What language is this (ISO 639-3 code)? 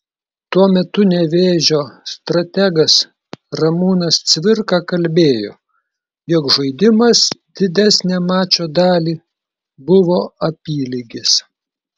lit